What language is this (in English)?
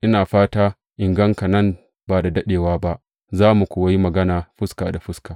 Hausa